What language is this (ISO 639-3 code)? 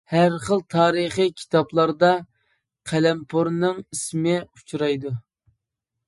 uig